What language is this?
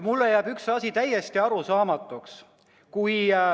Estonian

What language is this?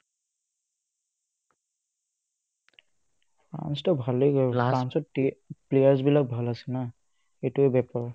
Assamese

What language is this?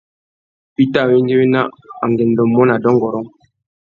Tuki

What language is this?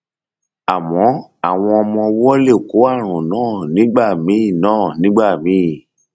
Yoruba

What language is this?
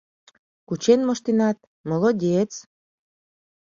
Mari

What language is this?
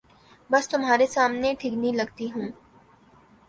Urdu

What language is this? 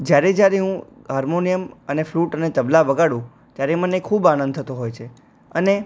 Gujarati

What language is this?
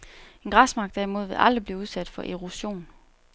Danish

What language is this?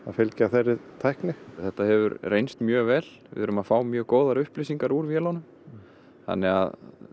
Icelandic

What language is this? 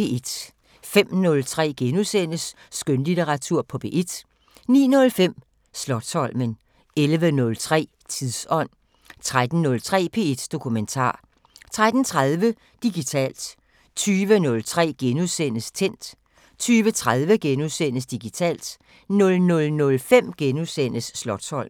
Danish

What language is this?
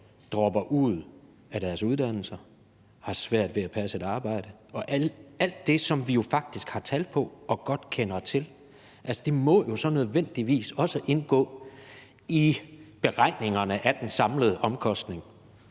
Danish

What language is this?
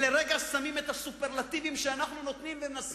Hebrew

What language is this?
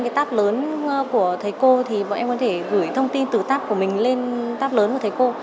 Vietnamese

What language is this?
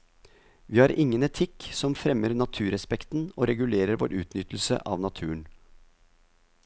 Norwegian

